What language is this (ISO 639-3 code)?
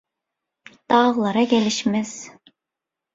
tuk